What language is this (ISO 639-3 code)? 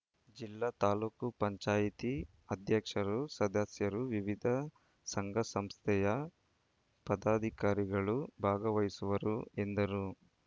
kan